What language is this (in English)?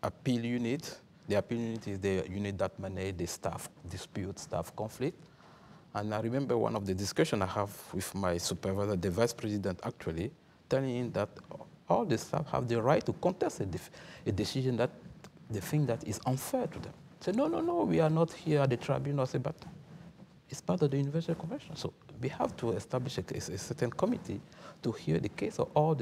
English